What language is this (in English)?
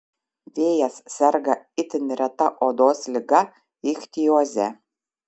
Lithuanian